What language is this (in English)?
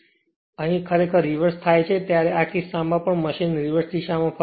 Gujarati